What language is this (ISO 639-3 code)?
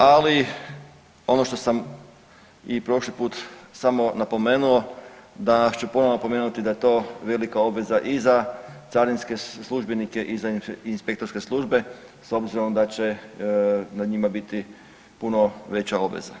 hrv